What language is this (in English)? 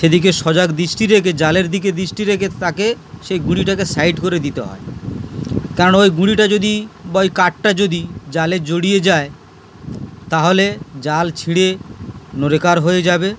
Bangla